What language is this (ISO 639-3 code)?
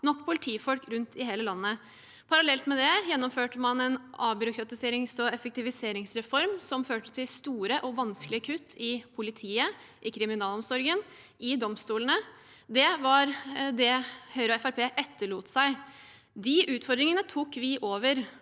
nor